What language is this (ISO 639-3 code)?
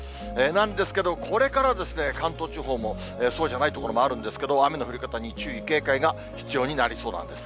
jpn